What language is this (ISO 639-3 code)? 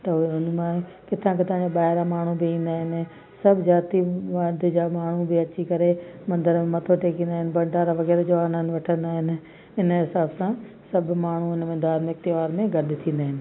snd